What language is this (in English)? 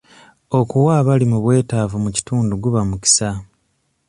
Ganda